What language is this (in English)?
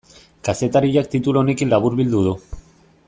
Basque